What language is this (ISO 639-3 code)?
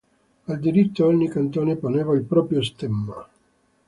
ita